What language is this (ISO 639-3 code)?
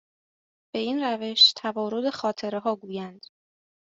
fas